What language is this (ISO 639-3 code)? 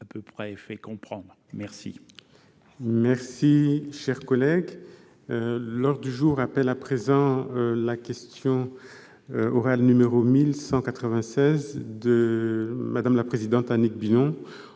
fra